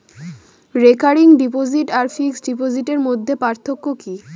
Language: Bangla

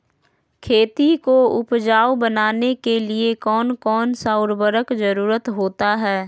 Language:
Magahi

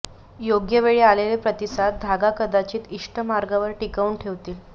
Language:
Marathi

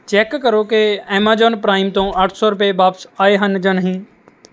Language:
Punjabi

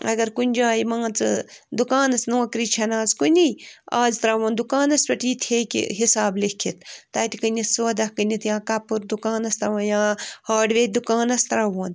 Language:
Kashmiri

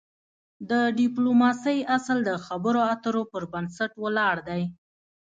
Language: Pashto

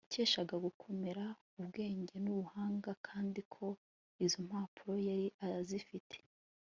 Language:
Kinyarwanda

